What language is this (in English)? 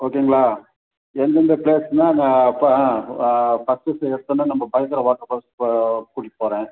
Tamil